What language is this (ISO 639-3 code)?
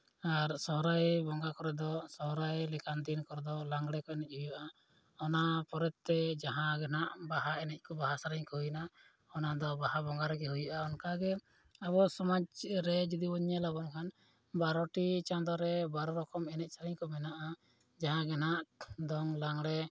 sat